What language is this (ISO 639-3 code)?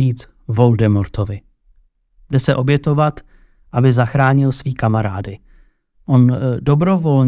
ces